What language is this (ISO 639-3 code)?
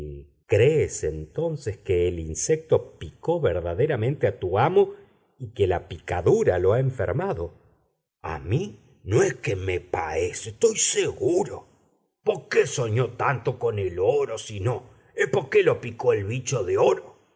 spa